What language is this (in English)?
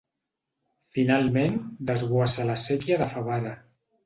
Catalan